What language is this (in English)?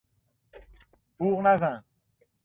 Persian